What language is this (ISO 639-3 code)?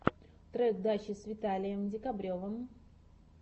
rus